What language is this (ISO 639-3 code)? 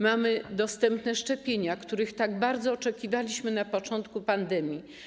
pol